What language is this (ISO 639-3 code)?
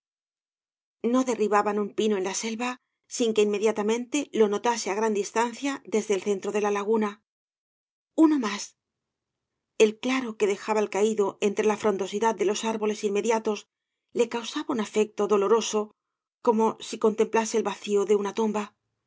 spa